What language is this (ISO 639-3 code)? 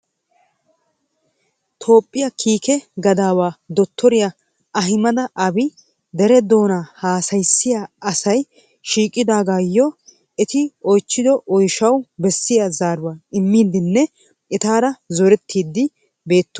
wal